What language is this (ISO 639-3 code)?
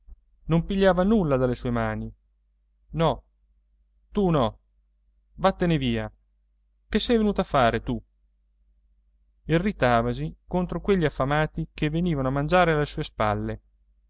ita